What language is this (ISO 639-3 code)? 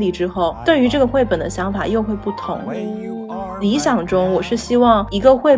zho